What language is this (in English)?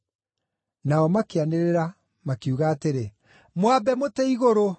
Kikuyu